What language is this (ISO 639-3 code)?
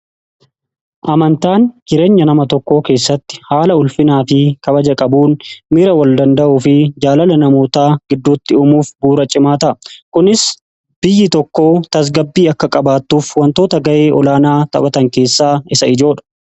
orm